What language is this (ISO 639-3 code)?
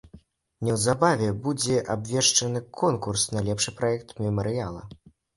bel